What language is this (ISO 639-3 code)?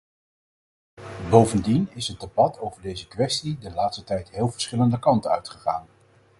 nld